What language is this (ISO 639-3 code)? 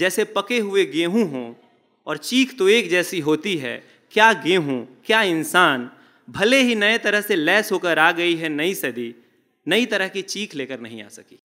hin